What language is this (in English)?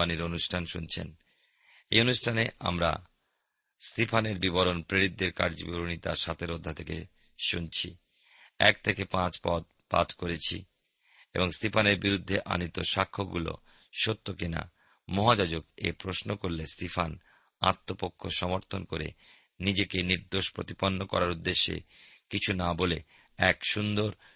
Bangla